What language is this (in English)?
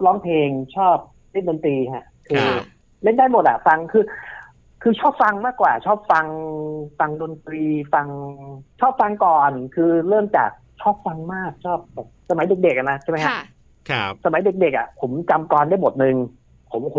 Thai